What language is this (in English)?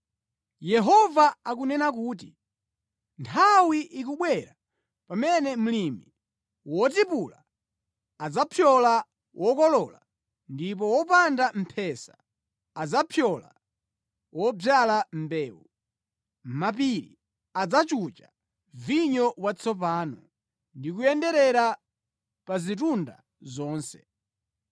Nyanja